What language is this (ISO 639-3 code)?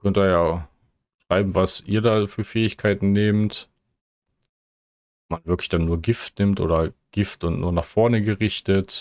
deu